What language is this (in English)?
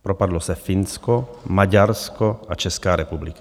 Czech